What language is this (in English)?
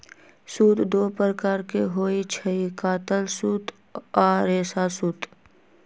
Magahi